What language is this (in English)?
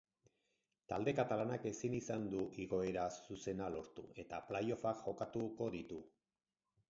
Basque